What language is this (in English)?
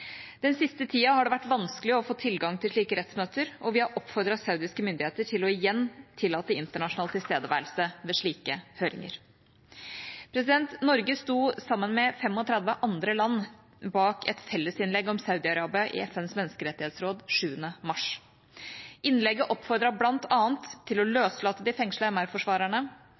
Norwegian Bokmål